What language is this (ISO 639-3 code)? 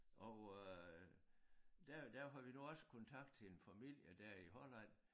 dan